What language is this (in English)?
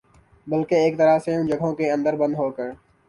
Urdu